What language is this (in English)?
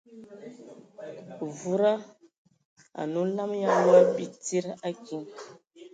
Ewondo